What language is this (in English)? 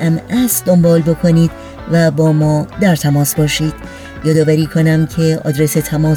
Persian